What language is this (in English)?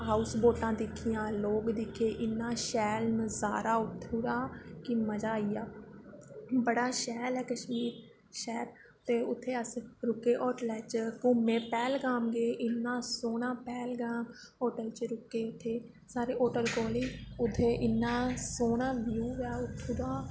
Dogri